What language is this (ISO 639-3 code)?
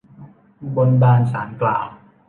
tha